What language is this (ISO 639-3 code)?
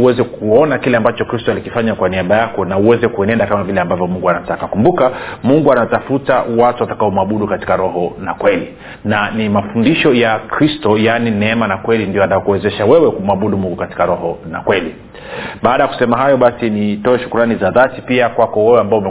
swa